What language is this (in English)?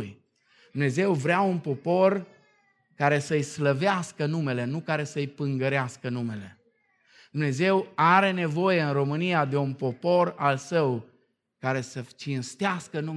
Romanian